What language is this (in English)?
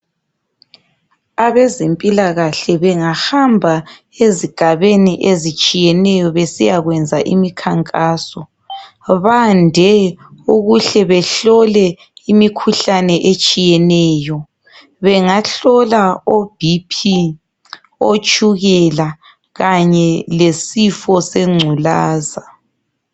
North Ndebele